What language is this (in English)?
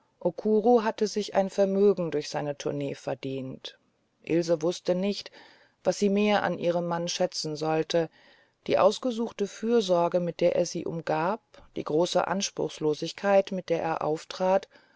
German